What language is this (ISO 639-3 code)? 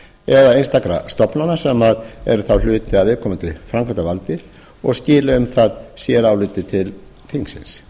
isl